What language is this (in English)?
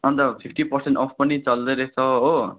Nepali